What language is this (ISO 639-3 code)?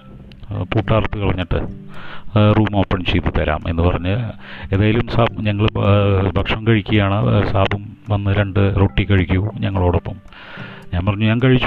mal